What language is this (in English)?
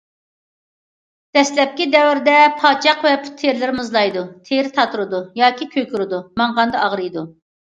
Uyghur